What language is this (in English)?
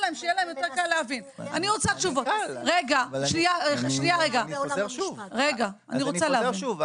Hebrew